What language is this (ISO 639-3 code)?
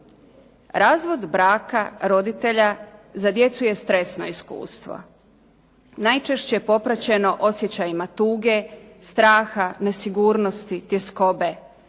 hrv